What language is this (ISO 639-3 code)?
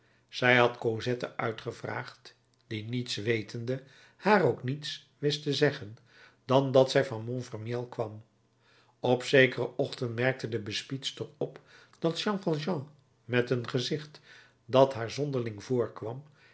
nld